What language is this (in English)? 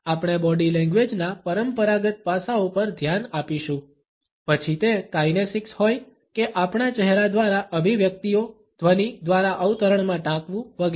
Gujarati